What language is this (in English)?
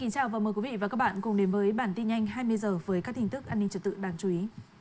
Vietnamese